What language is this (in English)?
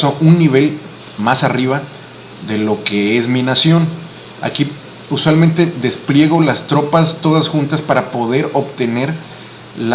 Spanish